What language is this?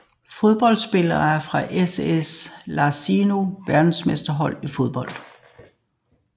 Danish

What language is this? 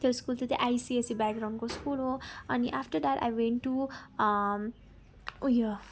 Nepali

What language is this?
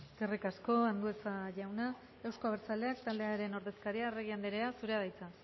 Basque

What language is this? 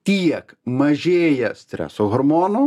Lithuanian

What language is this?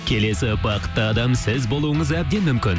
Kazakh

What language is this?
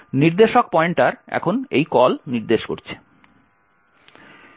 Bangla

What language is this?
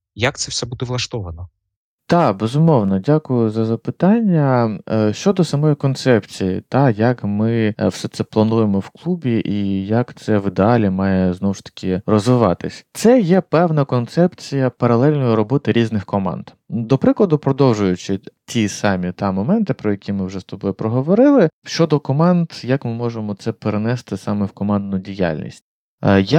Ukrainian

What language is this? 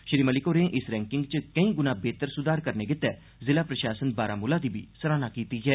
Dogri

